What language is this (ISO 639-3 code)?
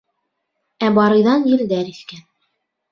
bak